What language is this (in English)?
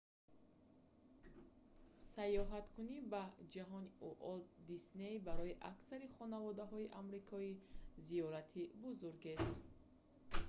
Tajik